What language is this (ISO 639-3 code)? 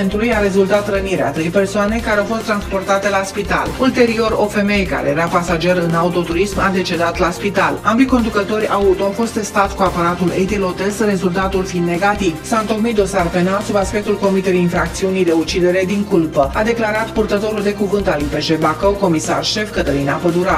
ron